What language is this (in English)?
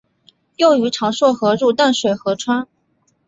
Chinese